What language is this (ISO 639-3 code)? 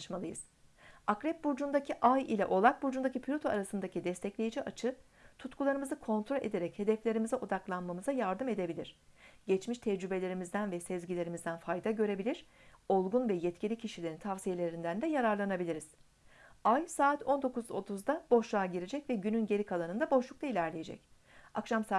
tur